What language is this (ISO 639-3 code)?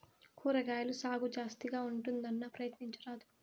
tel